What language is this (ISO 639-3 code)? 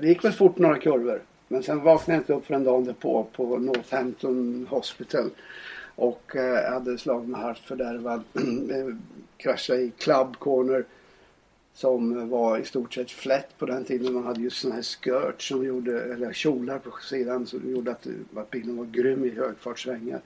swe